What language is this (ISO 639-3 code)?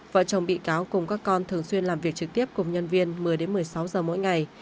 vie